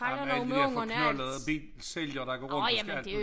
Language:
Danish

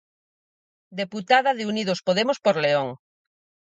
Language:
Galician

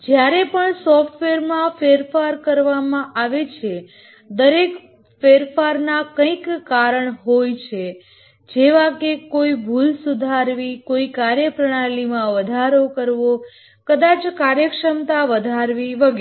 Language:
Gujarati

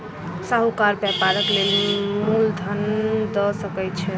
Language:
Maithili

